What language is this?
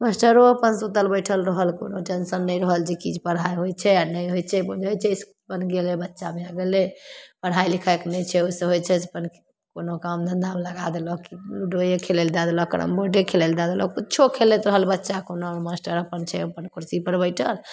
Maithili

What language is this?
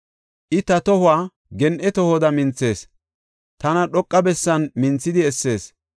Gofa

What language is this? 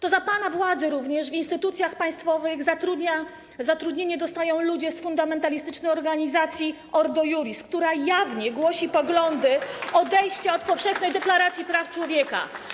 Polish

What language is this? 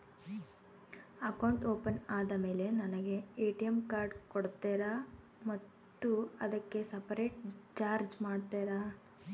Kannada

